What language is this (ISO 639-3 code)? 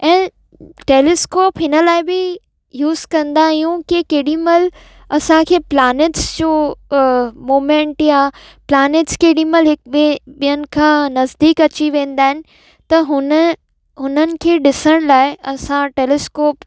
snd